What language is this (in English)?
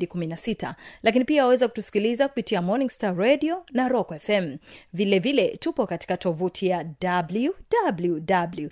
Swahili